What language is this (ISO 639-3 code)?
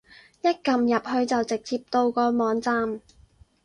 yue